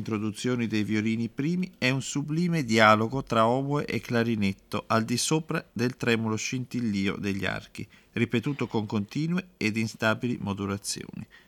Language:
Italian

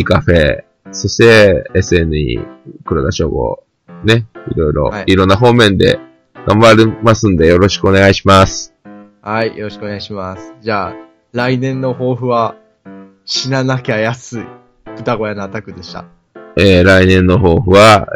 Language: Japanese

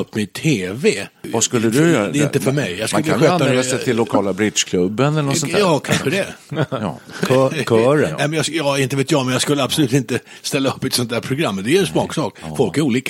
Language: Swedish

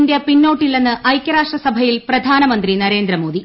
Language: Malayalam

